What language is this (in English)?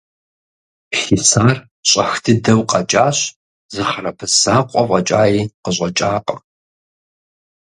Kabardian